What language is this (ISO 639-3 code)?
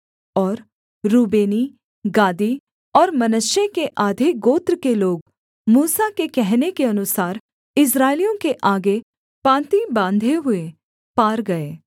hin